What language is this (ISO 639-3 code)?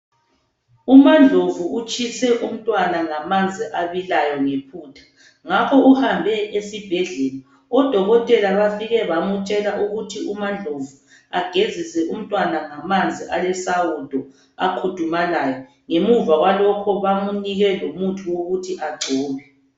nde